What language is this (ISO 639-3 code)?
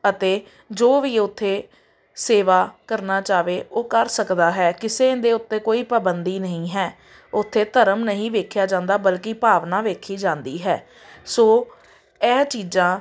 pan